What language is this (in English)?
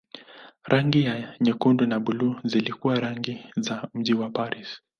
Swahili